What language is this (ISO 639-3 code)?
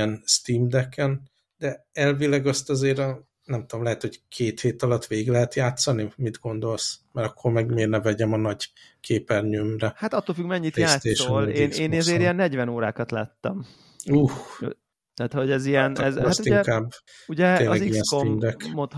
hun